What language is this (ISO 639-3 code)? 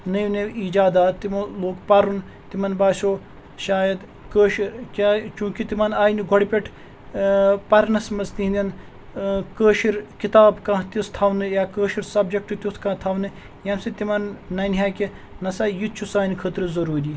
kas